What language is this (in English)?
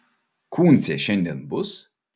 Lithuanian